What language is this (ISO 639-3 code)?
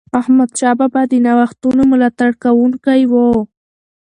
pus